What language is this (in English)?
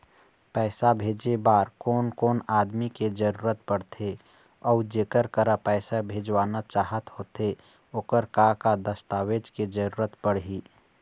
Chhattisgarhi